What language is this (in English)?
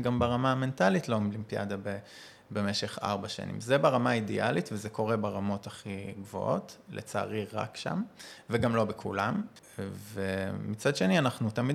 Hebrew